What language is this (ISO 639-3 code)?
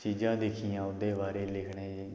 doi